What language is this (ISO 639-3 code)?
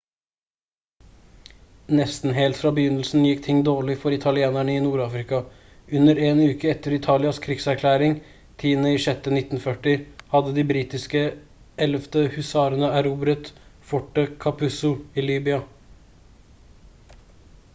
nob